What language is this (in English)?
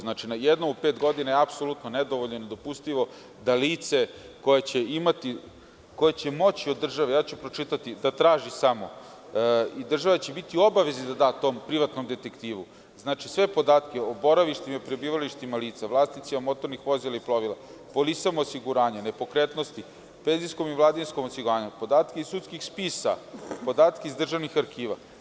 Serbian